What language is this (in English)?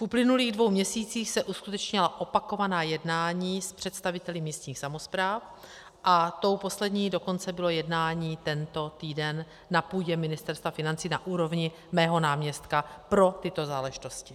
Czech